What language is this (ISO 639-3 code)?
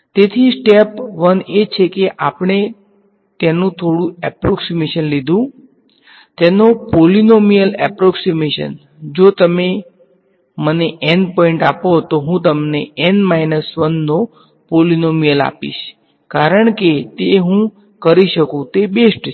guj